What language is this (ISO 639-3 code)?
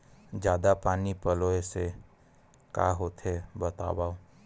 hne